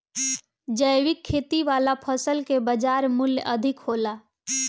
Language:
Bhojpuri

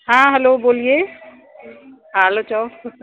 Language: Sindhi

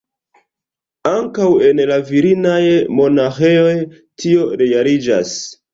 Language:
Esperanto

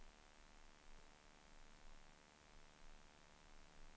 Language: Swedish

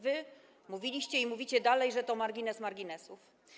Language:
Polish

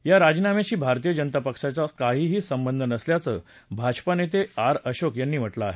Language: Marathi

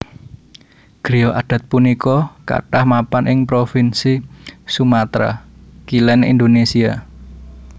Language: Javanese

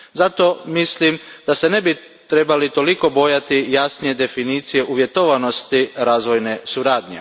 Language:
Croatian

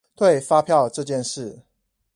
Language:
Chinese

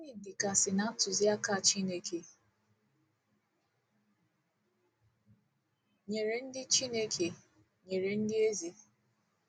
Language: Igbo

